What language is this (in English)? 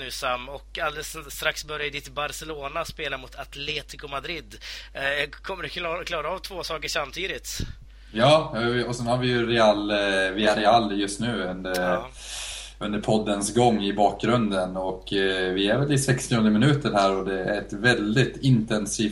Swedish